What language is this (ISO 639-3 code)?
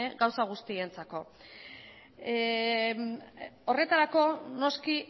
eus